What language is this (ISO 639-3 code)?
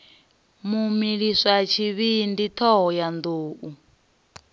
ven